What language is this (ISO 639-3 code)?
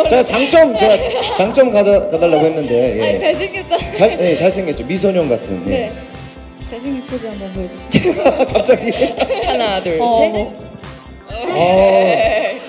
kor